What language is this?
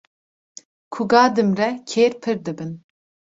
Kurdish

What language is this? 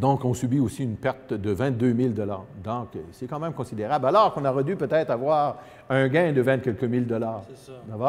French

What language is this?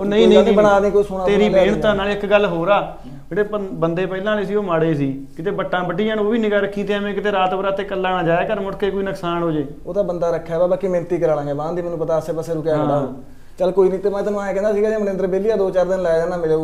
Punjabi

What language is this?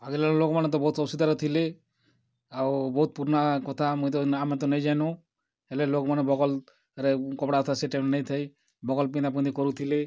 Odia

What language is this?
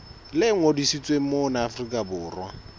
Southern Sotho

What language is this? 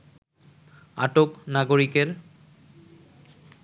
Bangla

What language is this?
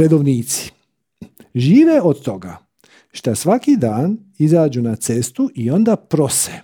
Croatian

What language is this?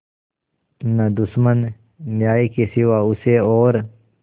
Hindi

